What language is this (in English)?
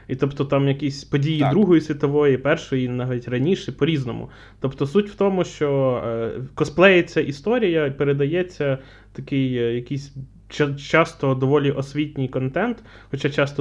Ukrainian